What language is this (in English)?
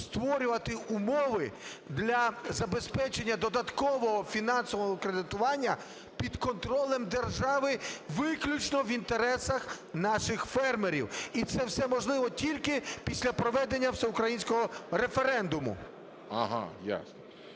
Ukrainian